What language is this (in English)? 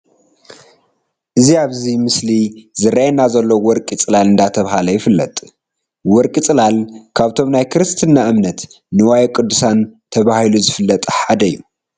Tigrinya